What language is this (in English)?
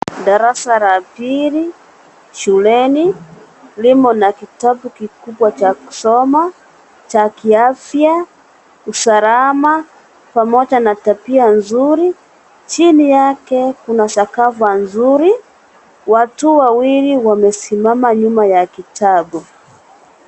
Swahili